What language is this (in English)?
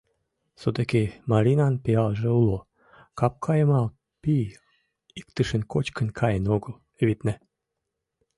Mari